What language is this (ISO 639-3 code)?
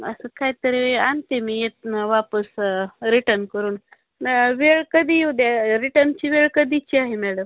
mar